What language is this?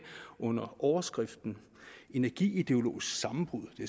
Danish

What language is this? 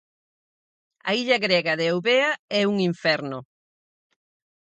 Galician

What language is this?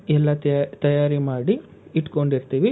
Kannada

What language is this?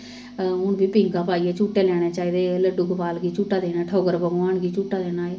Dogri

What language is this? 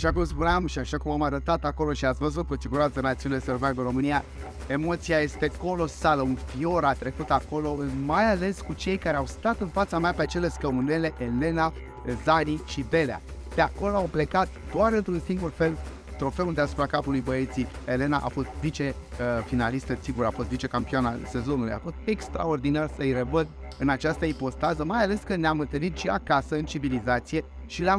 Romanian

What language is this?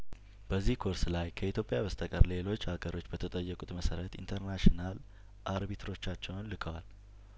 Amharic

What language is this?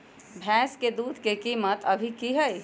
Magahi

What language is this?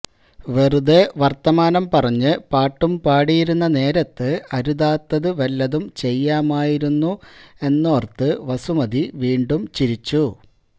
Malayalam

